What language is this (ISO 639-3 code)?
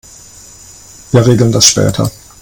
deu